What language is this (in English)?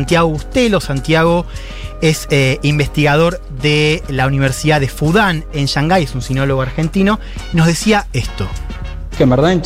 Spanish